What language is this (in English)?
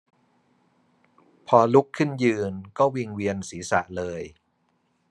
Thai